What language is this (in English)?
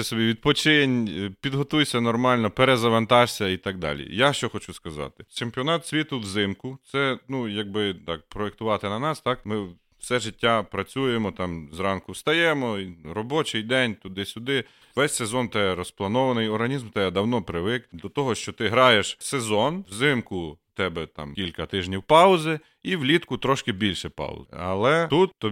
Ukrainian